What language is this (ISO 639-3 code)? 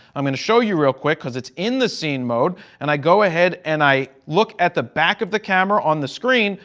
eng